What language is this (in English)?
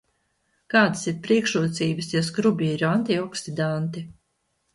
Latvian